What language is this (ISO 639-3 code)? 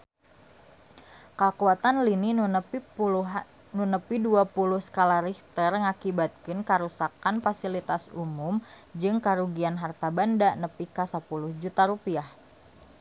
sun